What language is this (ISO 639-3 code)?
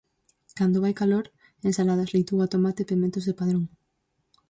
glg